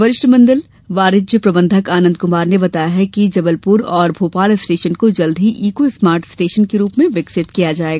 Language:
Hindi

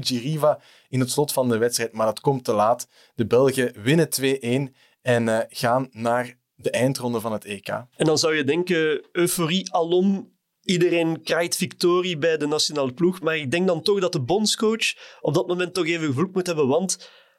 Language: Dutch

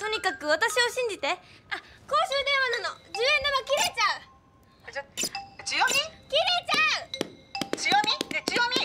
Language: Japanese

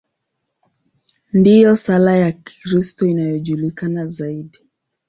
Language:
Swahili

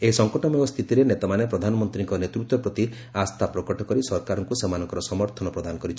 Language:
Odia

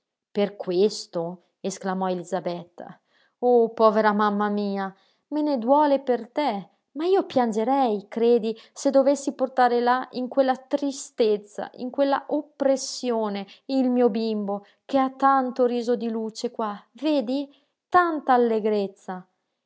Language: Italian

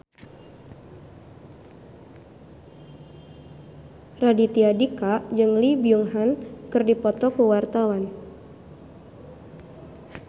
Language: Sundanese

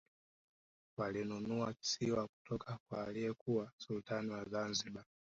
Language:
Swahili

